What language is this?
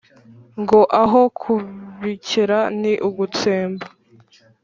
Kinyarwanda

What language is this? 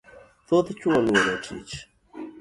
Luo (Kenya and Tanzania)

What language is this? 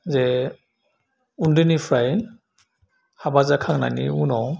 Bodo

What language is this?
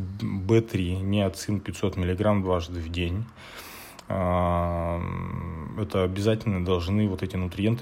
Russian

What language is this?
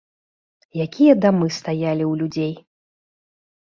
Belarusian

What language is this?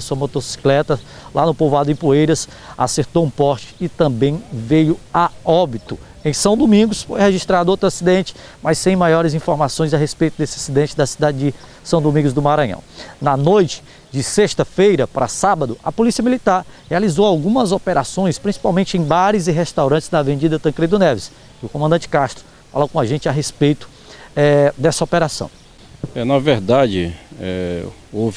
Portuguese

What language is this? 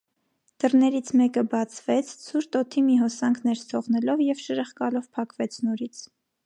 Armenian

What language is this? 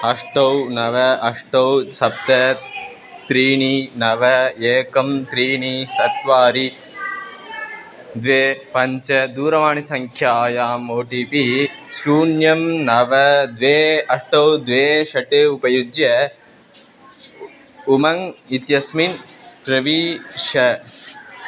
Sanskrit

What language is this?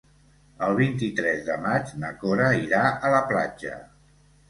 Catalan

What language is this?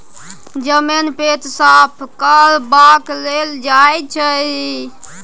Maithili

